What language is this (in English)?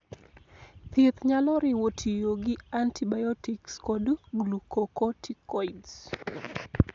Luo (Kenya and Tanzania)